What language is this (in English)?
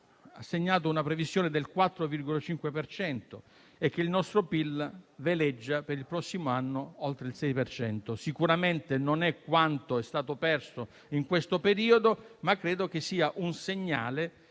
Italian